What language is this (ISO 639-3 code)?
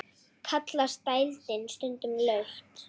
isl